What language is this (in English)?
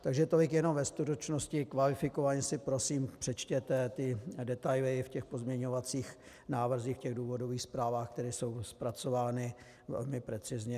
Czech